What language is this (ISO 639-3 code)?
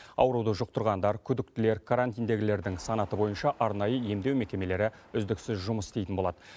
kaz